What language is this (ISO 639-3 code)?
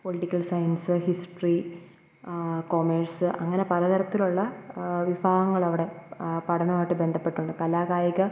mal